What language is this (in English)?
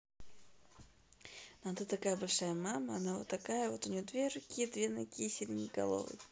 Russian